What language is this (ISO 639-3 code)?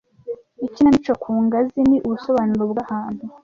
kin